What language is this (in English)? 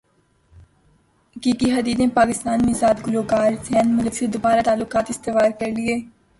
Urdu